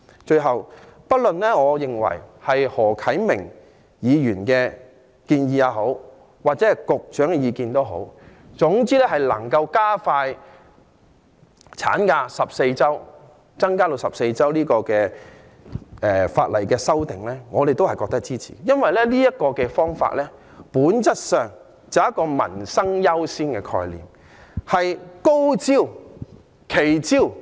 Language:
Cantonese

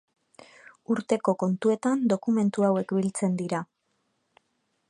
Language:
Basque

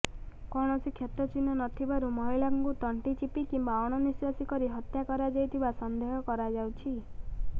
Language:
Odia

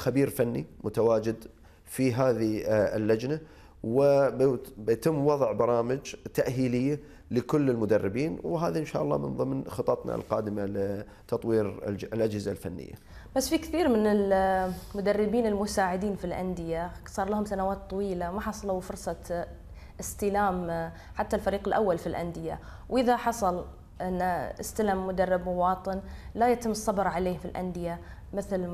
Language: Arabic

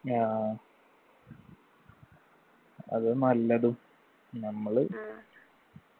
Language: Malayalam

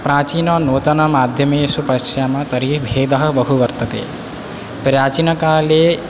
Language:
Sanskrit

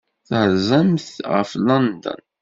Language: Kabyle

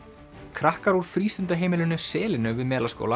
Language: Icelandic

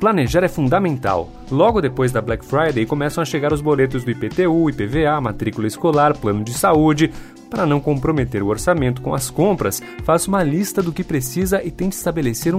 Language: Portuguese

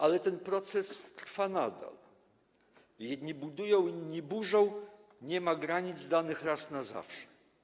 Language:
Polish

